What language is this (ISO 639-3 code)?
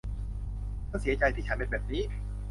tha